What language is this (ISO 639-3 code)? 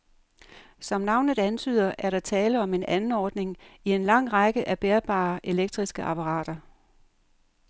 dan